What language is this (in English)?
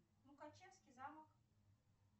Russian